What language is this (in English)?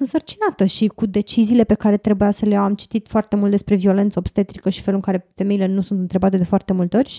Romanian